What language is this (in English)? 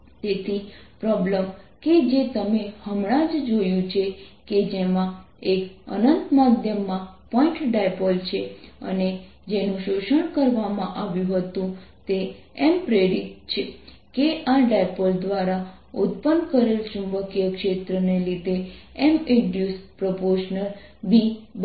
Gujarati